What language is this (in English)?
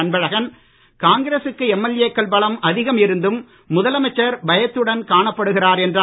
Tamil